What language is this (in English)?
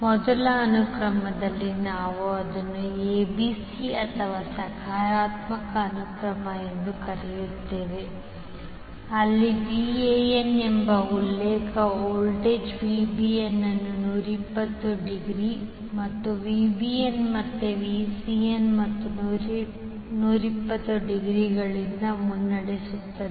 Kannada